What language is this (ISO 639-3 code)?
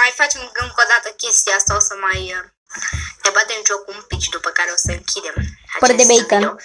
ron